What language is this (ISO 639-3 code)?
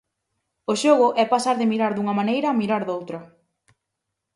glg